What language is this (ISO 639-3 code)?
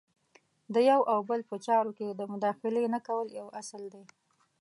pus